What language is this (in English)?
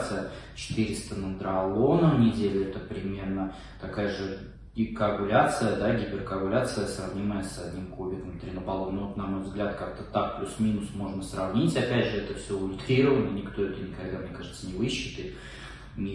Russian